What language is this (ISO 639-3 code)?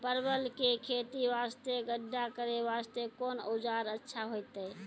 mai